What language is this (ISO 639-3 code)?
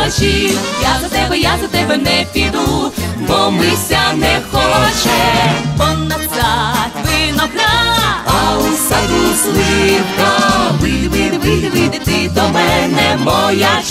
ukr